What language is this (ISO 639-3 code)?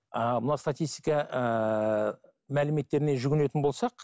kaz